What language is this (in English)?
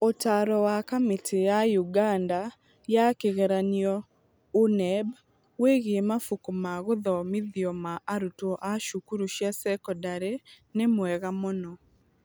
Kikuyu